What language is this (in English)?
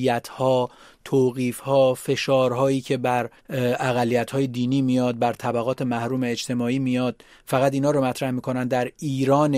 Persian